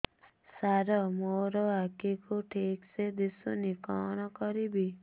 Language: Odia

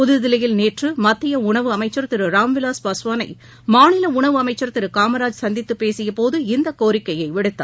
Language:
Tamil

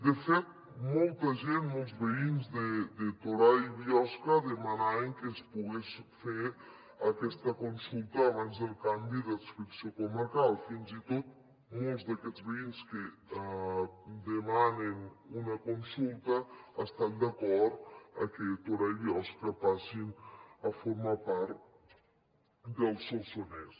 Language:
Catalan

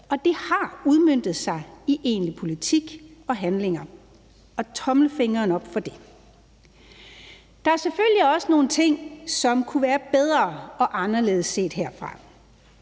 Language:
Danish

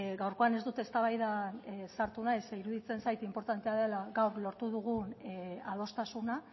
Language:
Basque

